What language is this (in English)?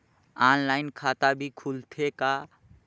Chhattisgarhi